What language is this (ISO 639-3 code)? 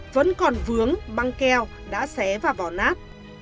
vie